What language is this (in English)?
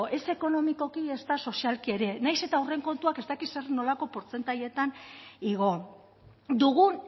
Basque